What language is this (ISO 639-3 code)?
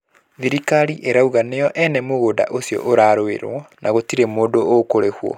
kik